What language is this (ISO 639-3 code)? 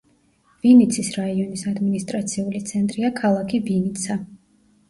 kat